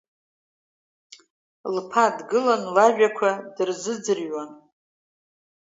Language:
Abkhazian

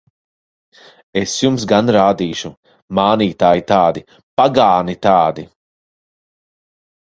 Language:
Latvian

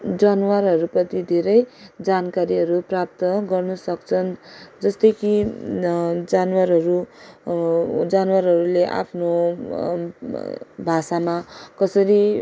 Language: Nepali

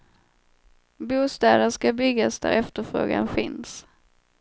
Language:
Swedish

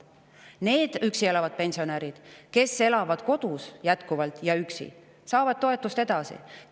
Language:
Estonian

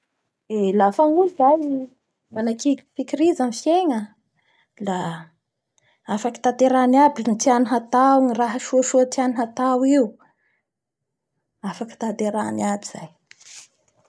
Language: Bara Malagasy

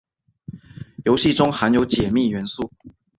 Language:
Chinese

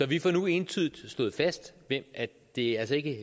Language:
Danish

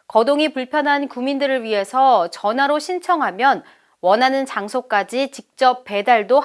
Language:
Korean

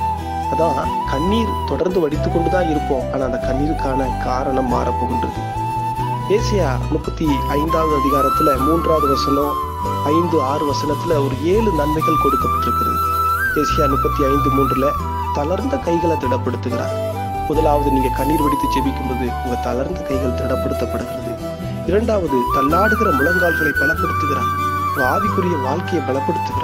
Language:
Tamil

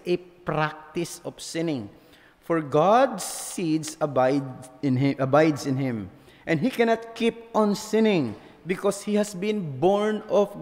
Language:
Filipino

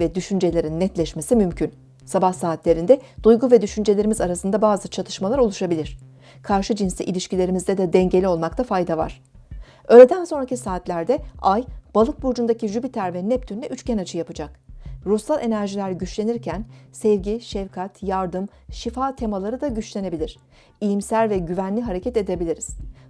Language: Turkish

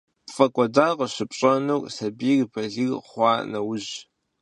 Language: Kabardian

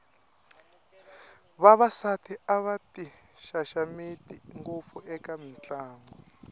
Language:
Tsonga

